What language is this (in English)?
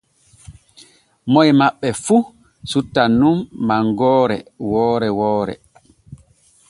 Borgu Fulfulde